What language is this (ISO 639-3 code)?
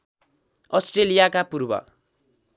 nep